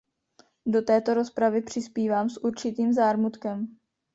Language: Czech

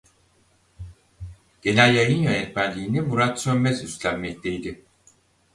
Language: Turkish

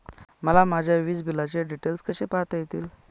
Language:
Marathi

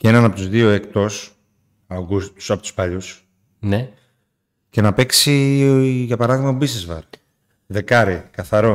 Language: Greek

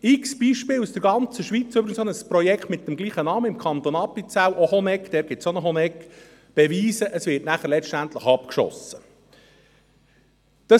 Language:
Swiss German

